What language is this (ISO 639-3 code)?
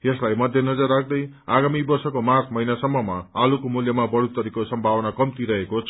nep